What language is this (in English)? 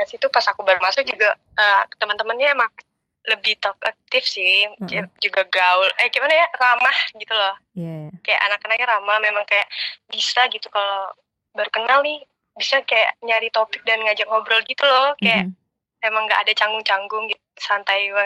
Indonesian